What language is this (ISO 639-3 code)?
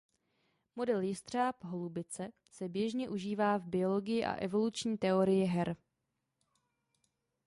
ces